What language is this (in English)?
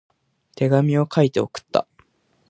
Japanese